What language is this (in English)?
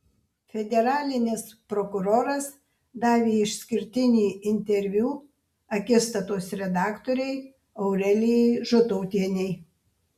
Lithuanian